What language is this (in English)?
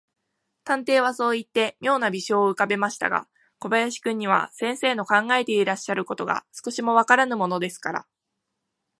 Japanese